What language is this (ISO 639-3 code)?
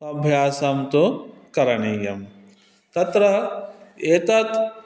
san